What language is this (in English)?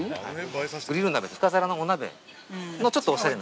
Japanese